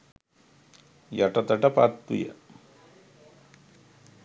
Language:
Sinhala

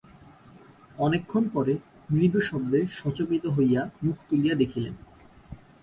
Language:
Bangla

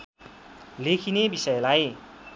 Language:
Nepali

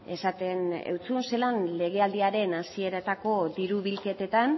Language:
Basque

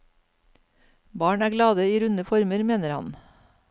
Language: Norwegian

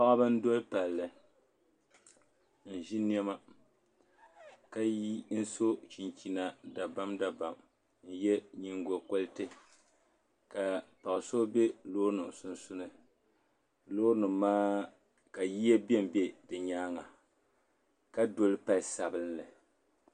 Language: Dagbani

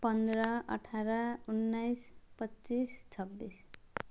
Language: Nepali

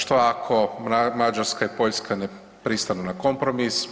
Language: Croatian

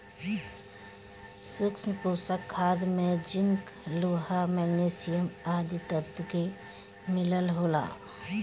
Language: Bhojpuri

